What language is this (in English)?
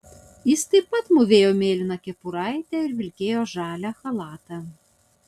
Lithuanian